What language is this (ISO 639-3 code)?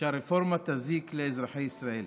heb